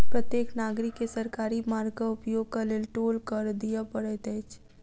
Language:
Maithili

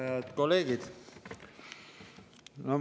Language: Estonian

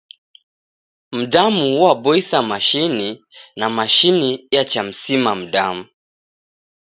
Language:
Taita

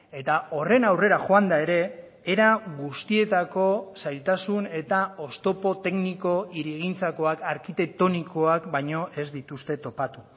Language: Basque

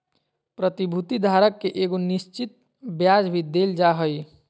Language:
Magahi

